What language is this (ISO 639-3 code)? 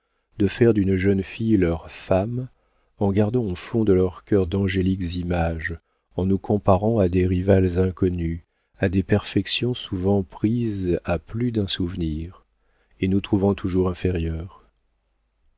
fra